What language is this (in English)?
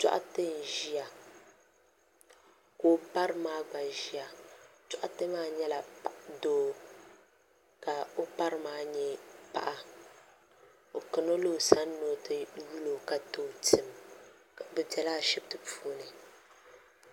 Dagbani